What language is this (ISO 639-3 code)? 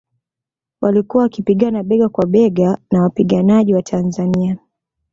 swa